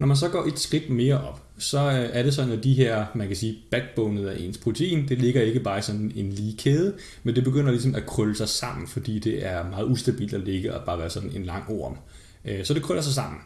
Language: Danish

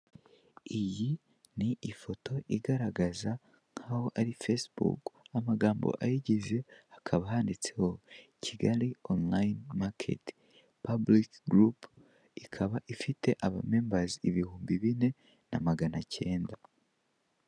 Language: Kinyarwanda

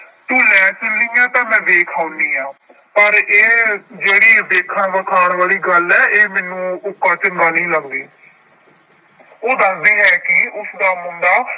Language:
Punjabi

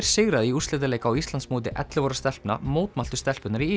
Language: Icelandic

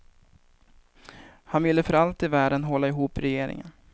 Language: Swedish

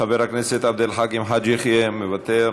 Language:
Hebrew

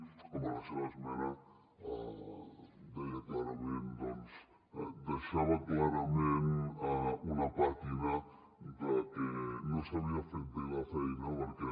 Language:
Catalan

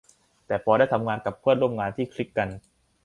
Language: Thai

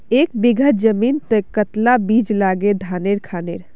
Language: Magahi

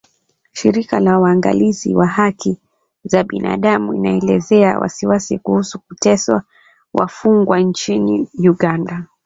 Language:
Swahili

